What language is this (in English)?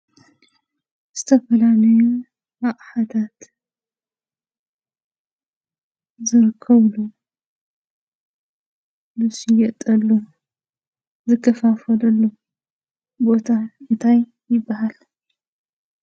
Tigrinya